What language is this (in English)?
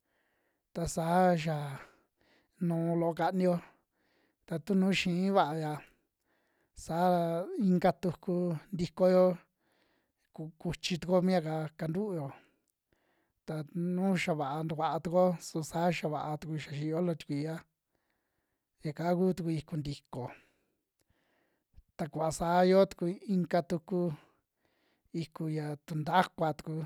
Western Juxtlahuaca Mixtec